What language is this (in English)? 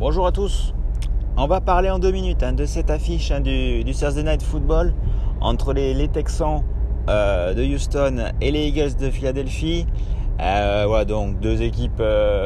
French